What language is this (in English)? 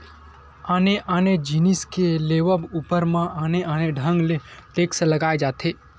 Chhattisgarhi